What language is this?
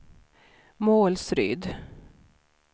Swedish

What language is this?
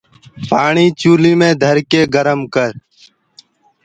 Gurgula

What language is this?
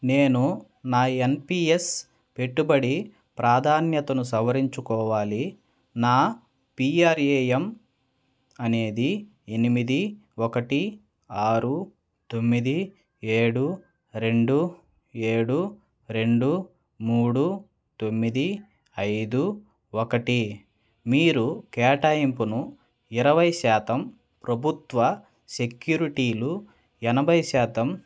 Telugu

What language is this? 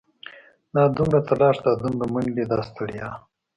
Pashto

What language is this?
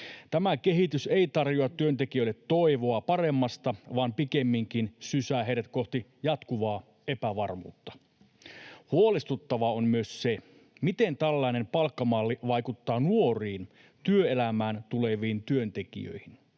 Finnish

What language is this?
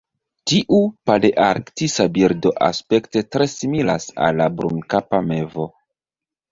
Esperanto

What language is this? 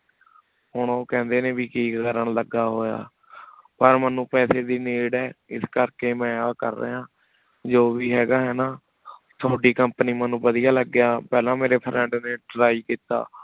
Punjabi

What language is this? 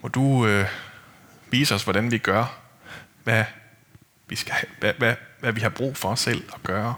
Danish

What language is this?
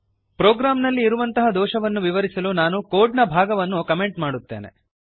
Kannada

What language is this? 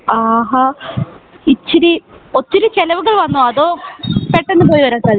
Malayalam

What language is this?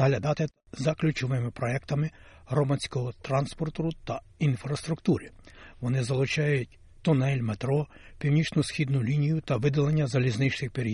Ukrainian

